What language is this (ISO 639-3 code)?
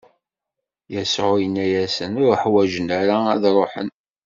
kab